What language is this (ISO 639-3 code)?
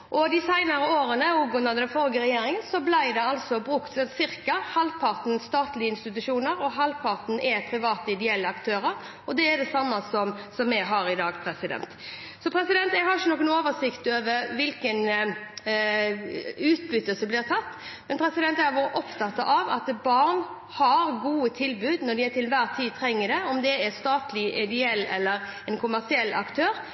nob